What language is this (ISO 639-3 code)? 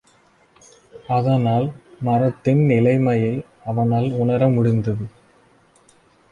tam